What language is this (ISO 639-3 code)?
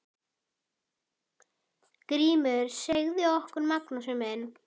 isl